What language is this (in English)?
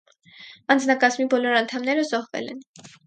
Armenian